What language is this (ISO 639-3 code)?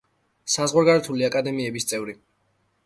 kat